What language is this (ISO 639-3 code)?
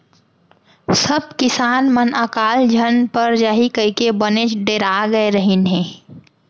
hne